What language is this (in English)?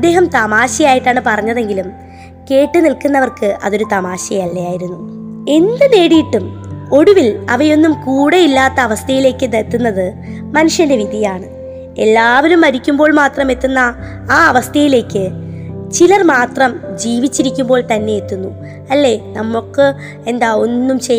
Malayalam